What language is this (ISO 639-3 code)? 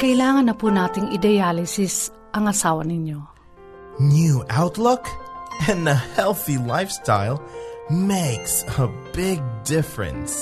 fil